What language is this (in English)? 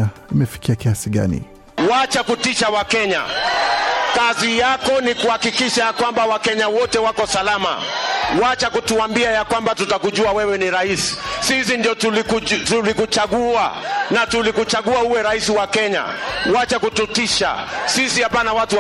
Swahili